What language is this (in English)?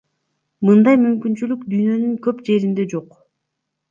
Kyrgyz